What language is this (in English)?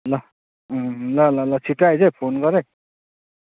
Nepali